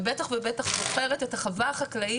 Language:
Hebrew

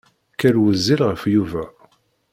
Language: Kabyle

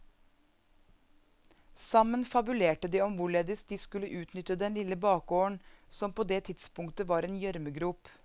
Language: Norwegian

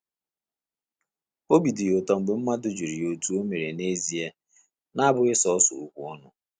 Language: Igbo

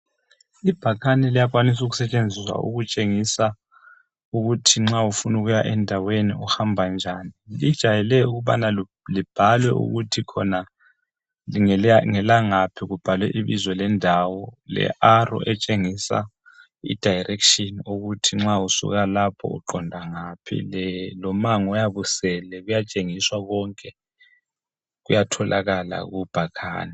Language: North Ndebele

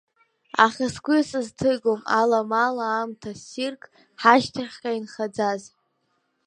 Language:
Abkhazian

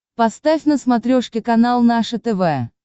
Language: Russian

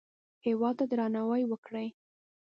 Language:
Pashto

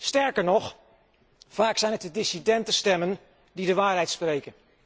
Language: Dutch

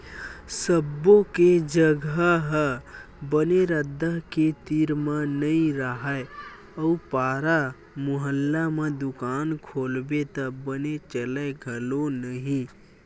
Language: Chhattisgarhi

